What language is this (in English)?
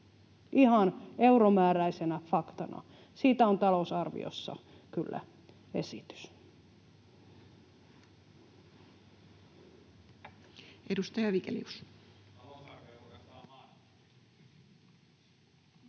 Finnish